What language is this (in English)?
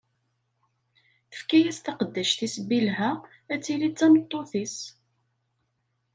Kabyle